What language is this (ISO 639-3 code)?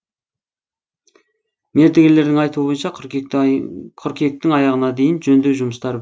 kaz